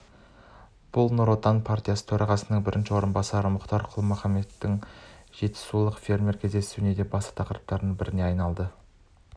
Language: Kazakh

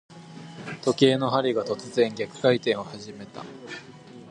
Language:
Japanese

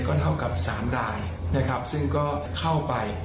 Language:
Thai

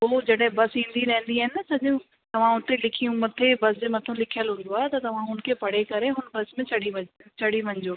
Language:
Sindhi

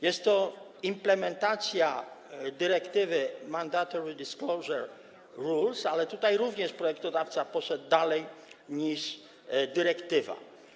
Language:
Polish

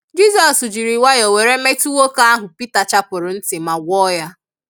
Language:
Igbo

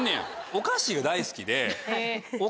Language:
Japanese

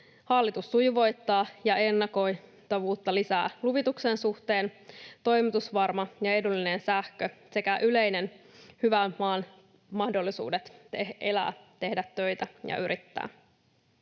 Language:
Finnish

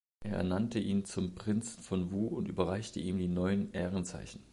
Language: German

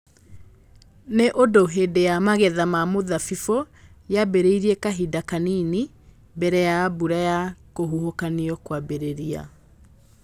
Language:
Kikuyu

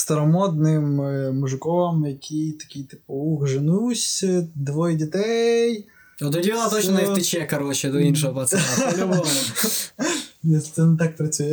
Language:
Ukrainian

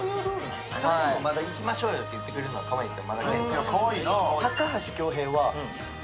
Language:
Japanese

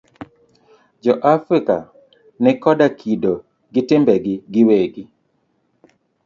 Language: Luo (Kenya and Tanzania)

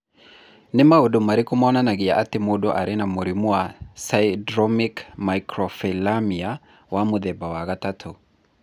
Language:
Kikuyu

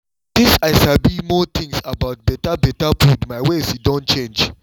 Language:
Nigerian Pidgin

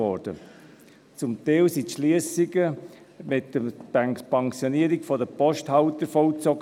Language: Swiss German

